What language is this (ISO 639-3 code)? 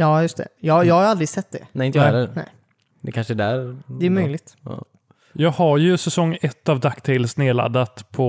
swe